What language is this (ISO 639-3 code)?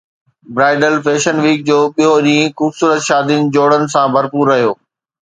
snd